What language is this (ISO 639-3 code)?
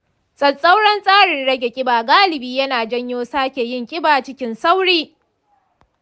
hau